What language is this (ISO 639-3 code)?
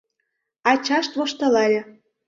chm